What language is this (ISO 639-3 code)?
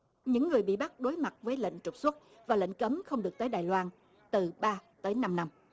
vie